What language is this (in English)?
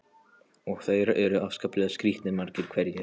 Icelandic